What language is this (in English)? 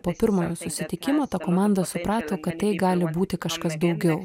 Lithuanian